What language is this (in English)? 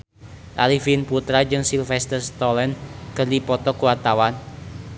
Sundanese